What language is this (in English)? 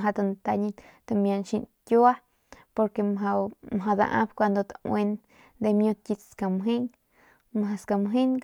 Northern Pame